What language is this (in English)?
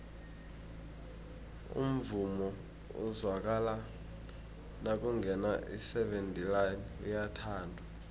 South Ndebele